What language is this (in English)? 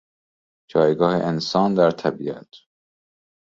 Persian